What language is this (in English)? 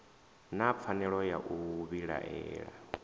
Venda